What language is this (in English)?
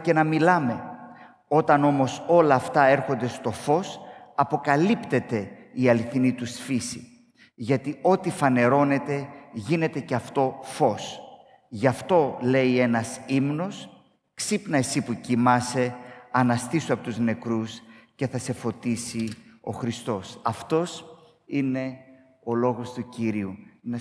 Greek